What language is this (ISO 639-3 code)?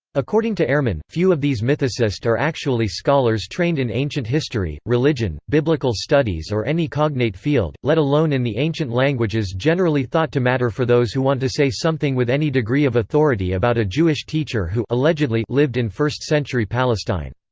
eng